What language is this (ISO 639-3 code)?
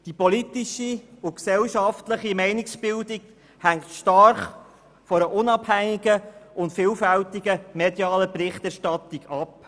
gsw